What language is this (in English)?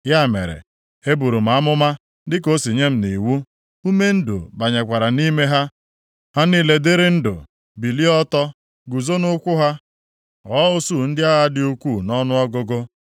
Igbo